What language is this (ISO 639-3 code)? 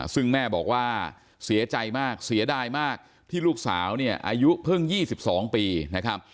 tha